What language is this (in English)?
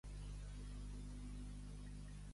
Catalan